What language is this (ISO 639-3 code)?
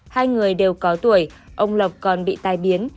vie